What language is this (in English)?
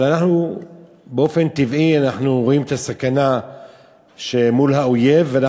Hebrew